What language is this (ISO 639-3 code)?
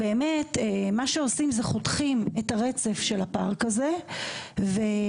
heb